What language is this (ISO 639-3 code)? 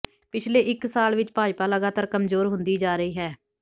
pan